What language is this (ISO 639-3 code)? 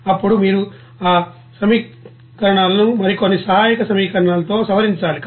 tel